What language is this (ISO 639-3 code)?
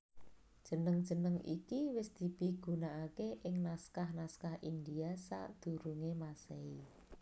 jav